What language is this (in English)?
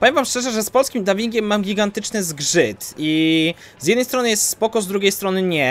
Polish